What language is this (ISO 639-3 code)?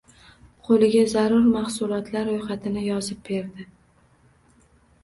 uzb